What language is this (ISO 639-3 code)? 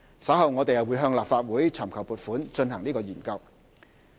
yue